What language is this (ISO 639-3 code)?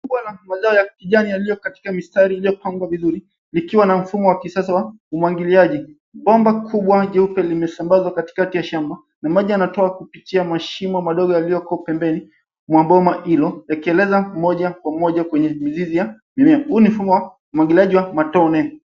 swa